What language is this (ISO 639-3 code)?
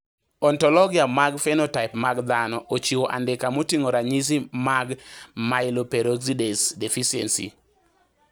luo